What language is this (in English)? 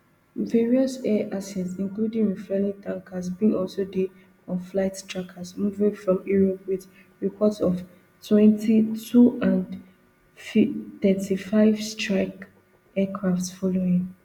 Nigerian Pidgin